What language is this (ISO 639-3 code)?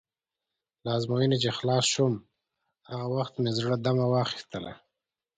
pus